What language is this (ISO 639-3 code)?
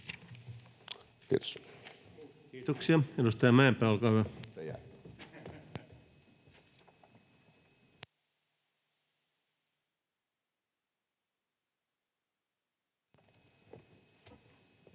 fin